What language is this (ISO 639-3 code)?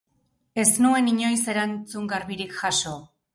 eus